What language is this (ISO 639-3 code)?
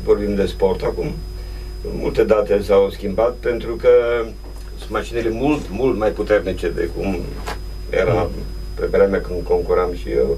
ron